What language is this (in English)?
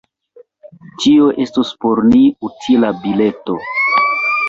Esperanto